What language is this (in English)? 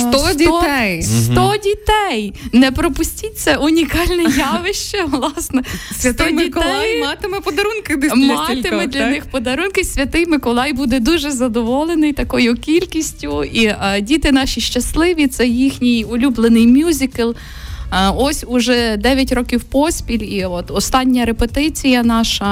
Ukrainian